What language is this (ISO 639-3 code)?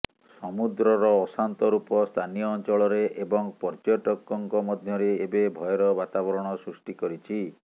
ori